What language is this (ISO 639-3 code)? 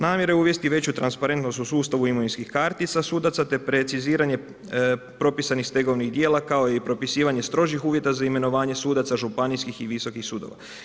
hrv